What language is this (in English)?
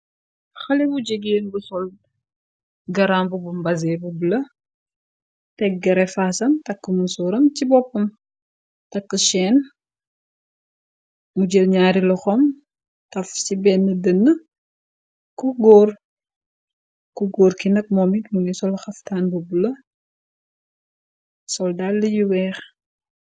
Wolof